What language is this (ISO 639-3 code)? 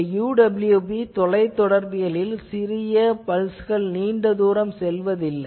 tam